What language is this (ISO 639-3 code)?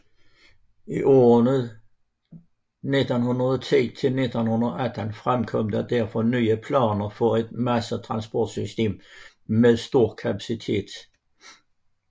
dan